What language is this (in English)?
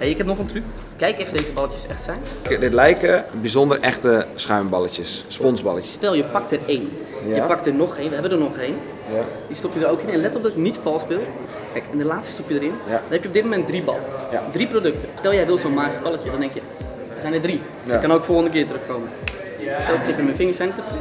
Dutch